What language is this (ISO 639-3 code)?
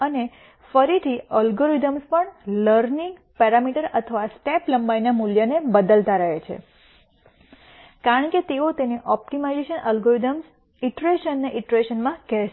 guj